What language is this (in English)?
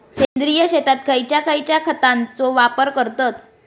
Marathi